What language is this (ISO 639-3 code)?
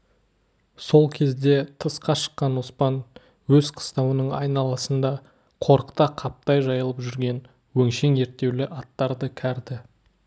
kaz